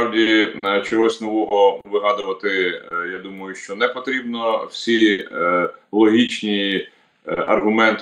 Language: Ukrainian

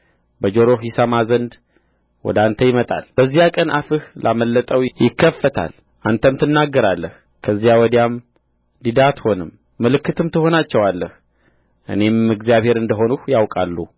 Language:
Amharic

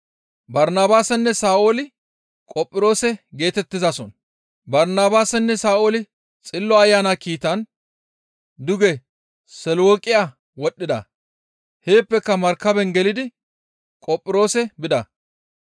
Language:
Gamo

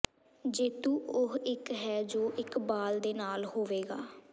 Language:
Punjabi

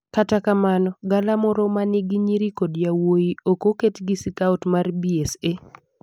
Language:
Luo (Kenya and Tanzania)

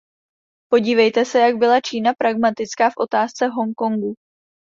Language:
Czech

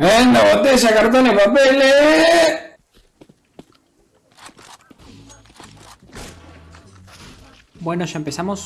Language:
Spanish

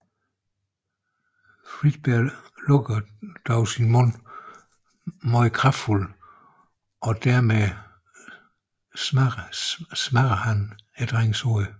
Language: Danish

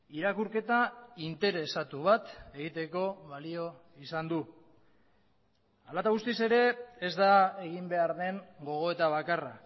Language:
Basque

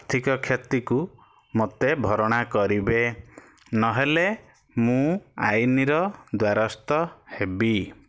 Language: Odia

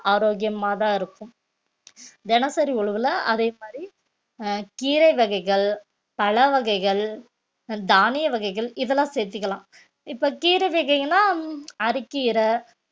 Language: Tamil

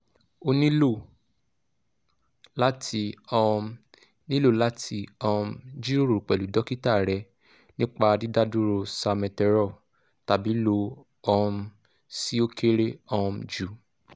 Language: Yoruba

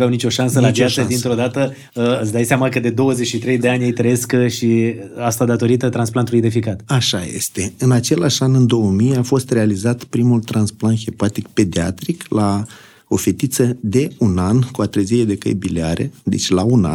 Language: Romanian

